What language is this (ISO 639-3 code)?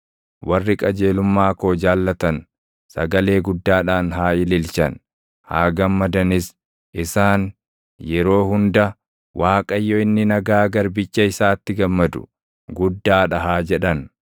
orm